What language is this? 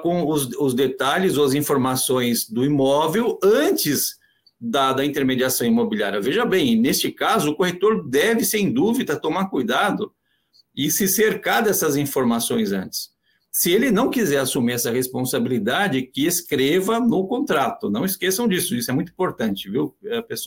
Portuguese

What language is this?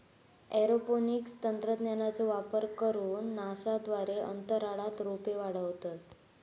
Marathi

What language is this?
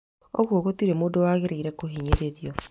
Kikuyu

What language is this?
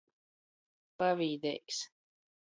Latgalian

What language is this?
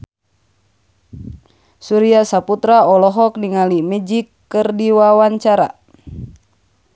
Sundanese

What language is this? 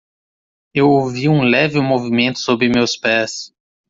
Portuguese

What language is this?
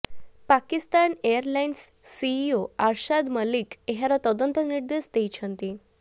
Odia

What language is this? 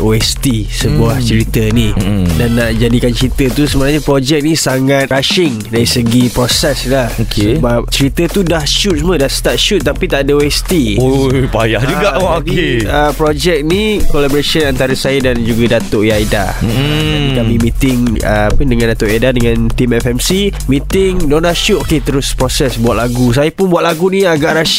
Malay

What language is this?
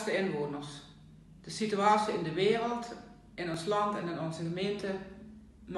Dutch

